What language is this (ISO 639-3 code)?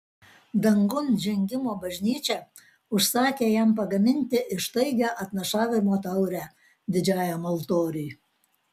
lit